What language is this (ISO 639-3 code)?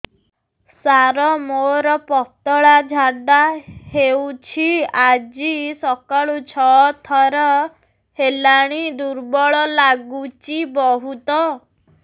ori